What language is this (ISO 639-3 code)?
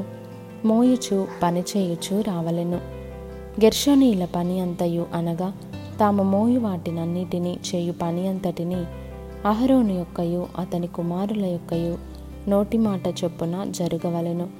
tel